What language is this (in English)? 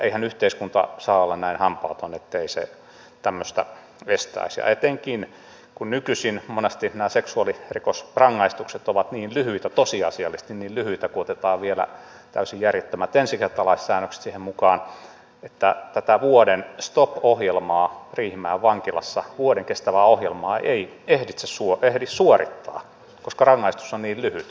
Finnish